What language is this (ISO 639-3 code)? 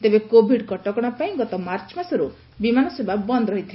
ori